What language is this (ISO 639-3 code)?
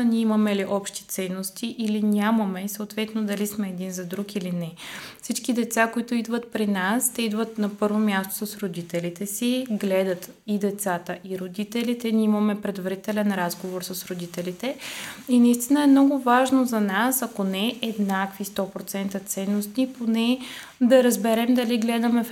bul